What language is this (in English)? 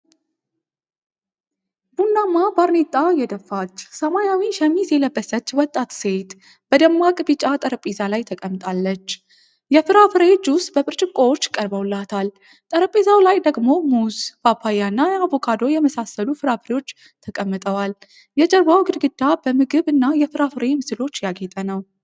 Amharic